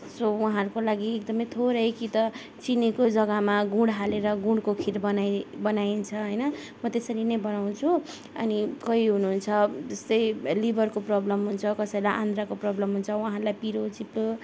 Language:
Nepali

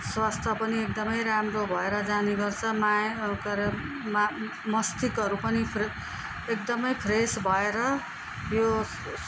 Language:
Nepali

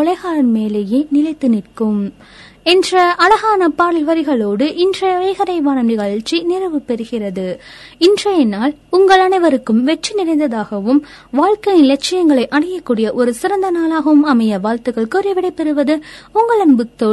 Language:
Tamil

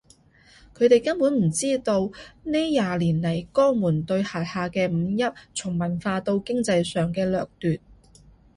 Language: Cantonese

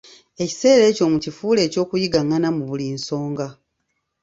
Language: Ganda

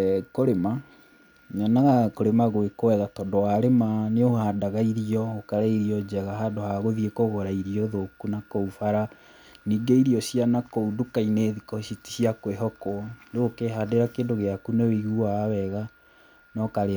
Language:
Kikuyu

